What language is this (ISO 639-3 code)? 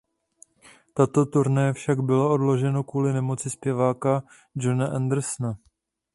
ces